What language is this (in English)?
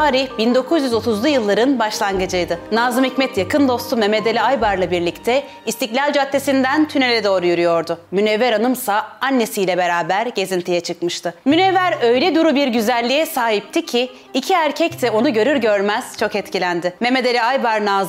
Turkish